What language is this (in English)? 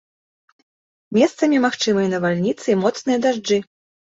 Belarusian